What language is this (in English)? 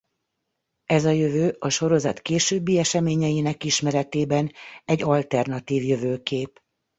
Hungarian